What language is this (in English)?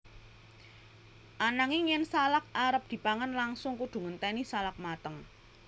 Javanese